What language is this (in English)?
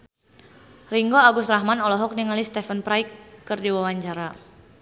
Sundanese